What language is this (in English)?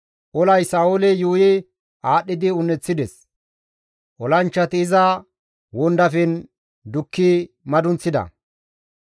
Gamo